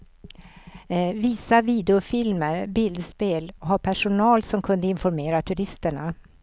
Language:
Swedish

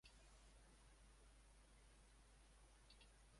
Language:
Kyrgyz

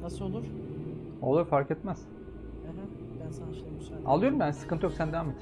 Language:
Turkish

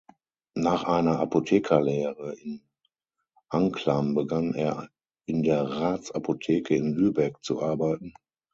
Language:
German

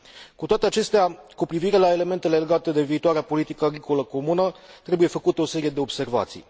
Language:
Romanian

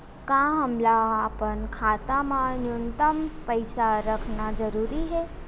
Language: Chhattisgarhi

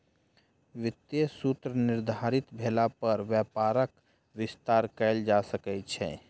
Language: Maithili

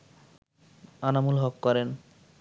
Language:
Bangla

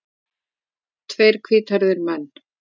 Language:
Icelandic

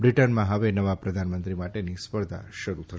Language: Gujarati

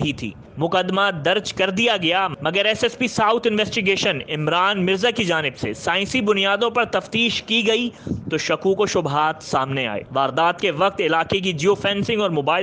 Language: Hindi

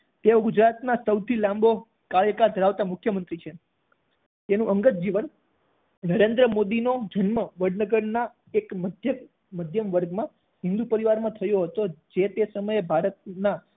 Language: Gujarati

